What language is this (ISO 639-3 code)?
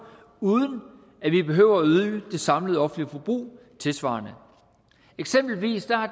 dan